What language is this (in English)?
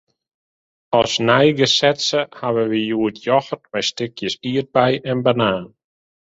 Western Frisian